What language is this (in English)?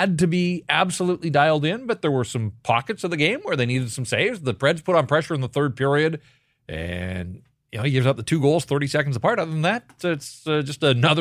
English